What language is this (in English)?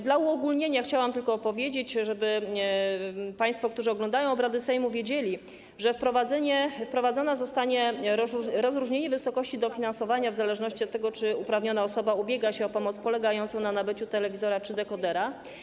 Polish